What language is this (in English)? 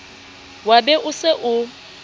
Southern Sotho